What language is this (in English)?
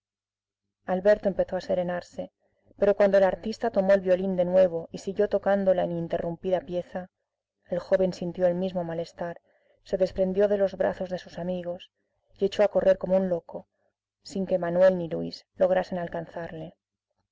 Spanish